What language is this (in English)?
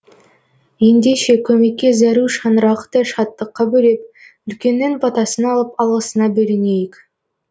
Kazakh